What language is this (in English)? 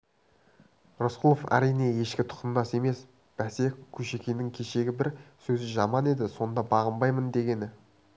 Kazakh